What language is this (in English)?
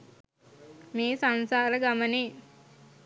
Sinhala